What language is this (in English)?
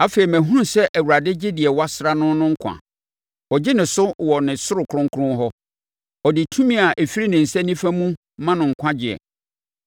Akan